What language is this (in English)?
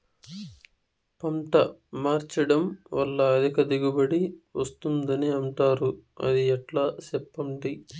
Telugu